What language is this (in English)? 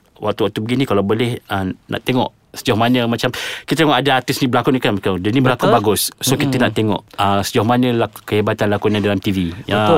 Malay